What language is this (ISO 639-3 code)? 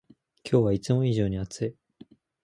jpn